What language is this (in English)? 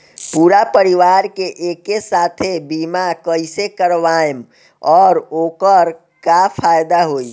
Bhojpuri